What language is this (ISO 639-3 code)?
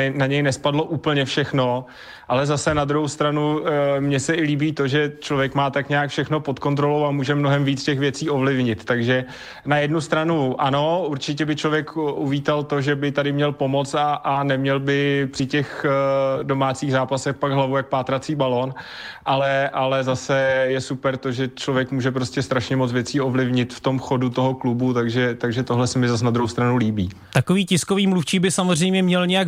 ces